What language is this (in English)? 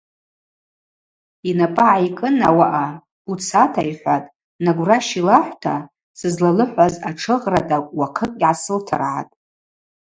Abaza